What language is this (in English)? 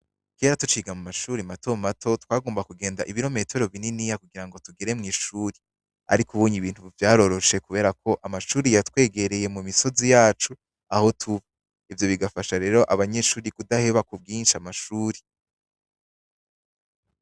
Rundi